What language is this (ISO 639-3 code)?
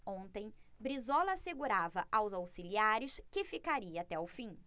por